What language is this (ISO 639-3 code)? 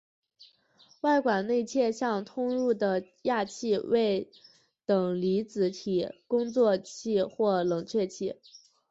zho